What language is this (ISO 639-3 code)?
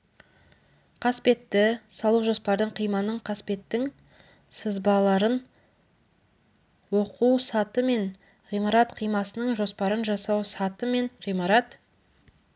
kaz